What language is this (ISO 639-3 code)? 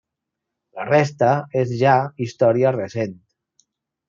cat